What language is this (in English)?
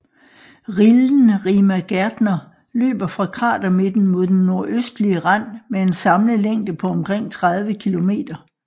Danish